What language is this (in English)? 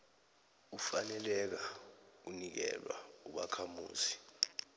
South Ndebele